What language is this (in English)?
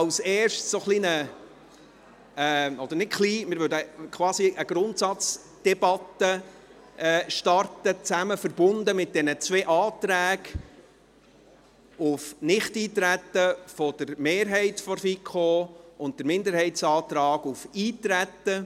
Swiss German